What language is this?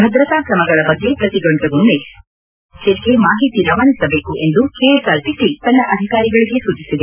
Kannada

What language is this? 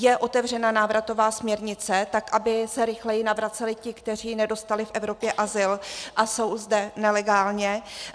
Czech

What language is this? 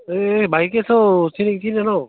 Nepali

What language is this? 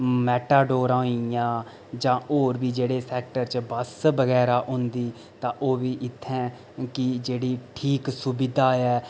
Dogri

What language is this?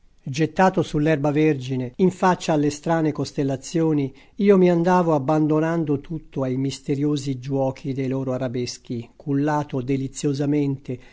Italian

